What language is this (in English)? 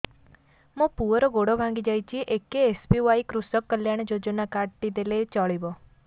Odia